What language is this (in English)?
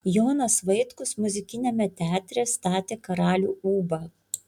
Lithuanian